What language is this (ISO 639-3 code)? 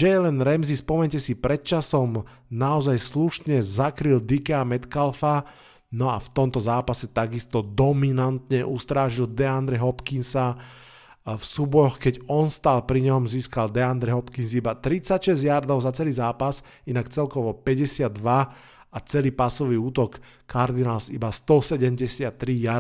slk